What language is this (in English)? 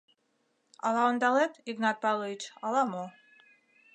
Mari